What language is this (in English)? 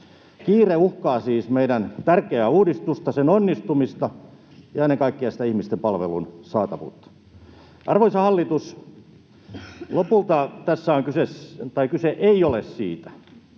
Finnish